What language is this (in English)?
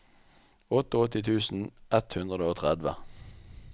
Norwegian